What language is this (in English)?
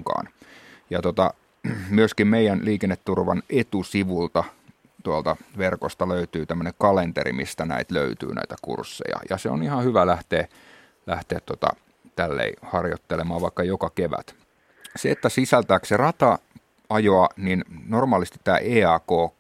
Finnish